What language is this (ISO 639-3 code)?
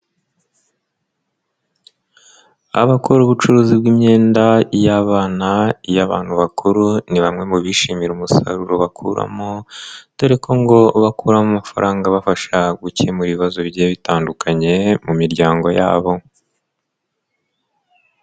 kin